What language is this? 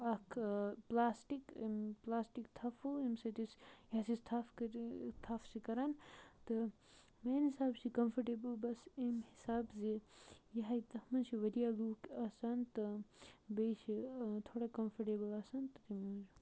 Kashmiri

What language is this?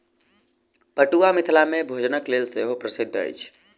Maithili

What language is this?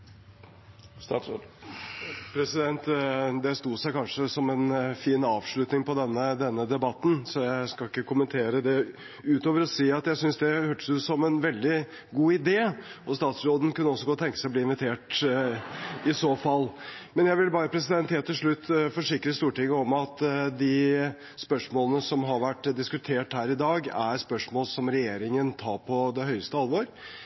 Norwegian Bokmål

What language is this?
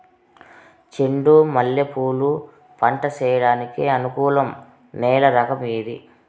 Telugu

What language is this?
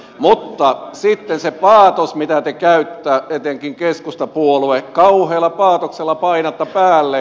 Finnish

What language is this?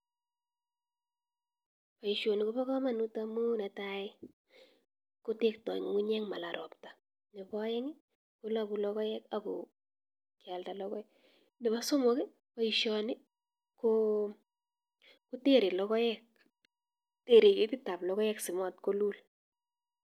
Kalenjin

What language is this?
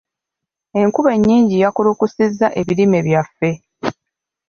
Ganda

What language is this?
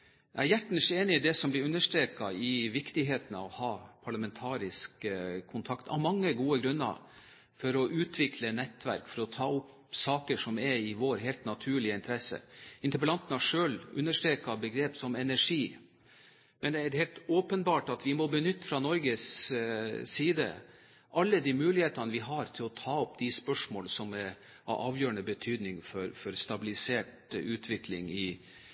Norwegian Bokmål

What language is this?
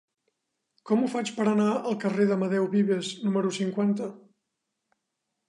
Catalan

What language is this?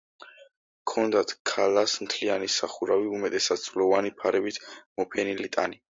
Georgian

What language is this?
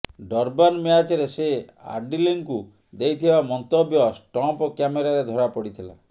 Odia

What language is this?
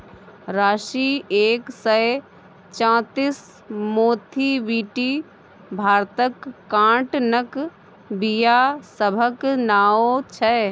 Maithili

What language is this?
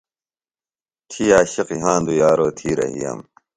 Phalura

